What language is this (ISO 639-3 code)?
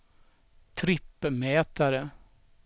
swe